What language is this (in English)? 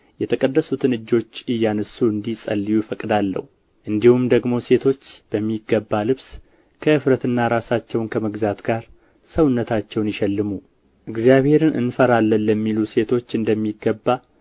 Amharic